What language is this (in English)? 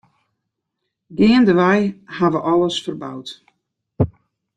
Western Frisian